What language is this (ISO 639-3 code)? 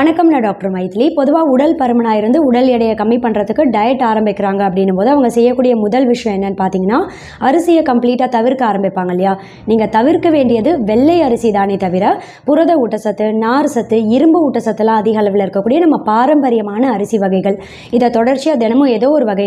tam